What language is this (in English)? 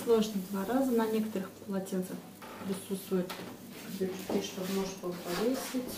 Russian